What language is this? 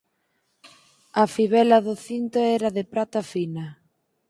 Galician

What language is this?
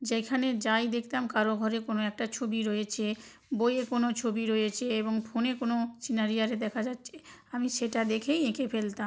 Bangla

